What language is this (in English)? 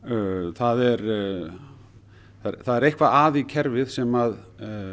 Icelandic